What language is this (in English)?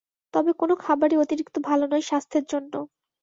Bangla